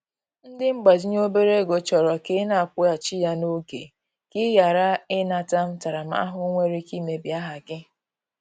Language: Igbo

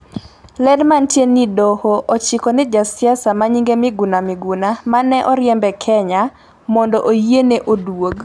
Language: Luo (Kenya and Tanzania)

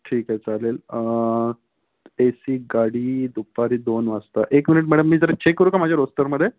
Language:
Marathi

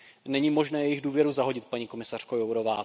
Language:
Czech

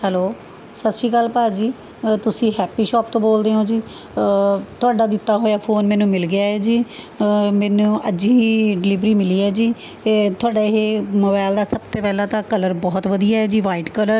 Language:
Punjabi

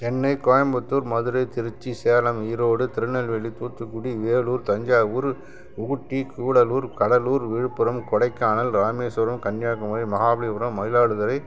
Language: Tamil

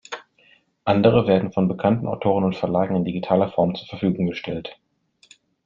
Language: German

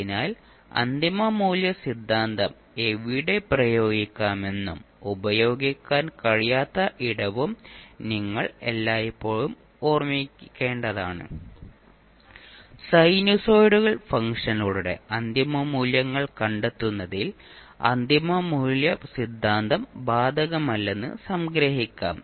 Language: Malayalam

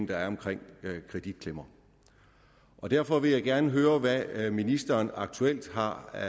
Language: Danish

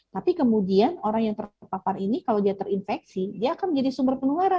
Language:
Indonesian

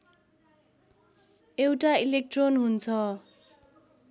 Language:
Nepali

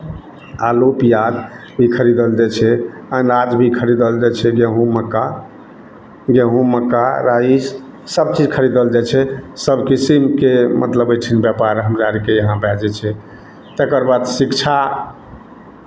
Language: Maithili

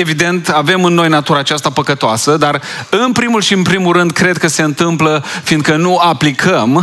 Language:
Romanian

